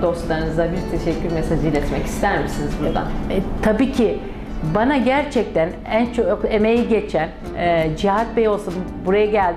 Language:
Turkish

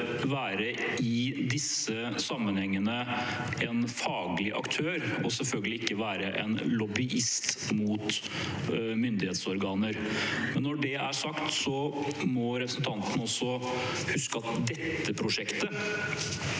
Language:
Norwegian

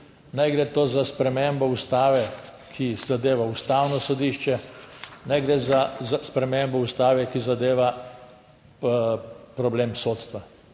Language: Slovenian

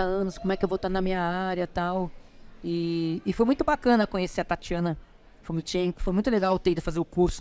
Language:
Portuguese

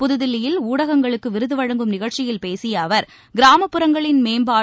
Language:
Tamil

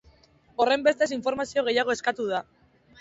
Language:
Basque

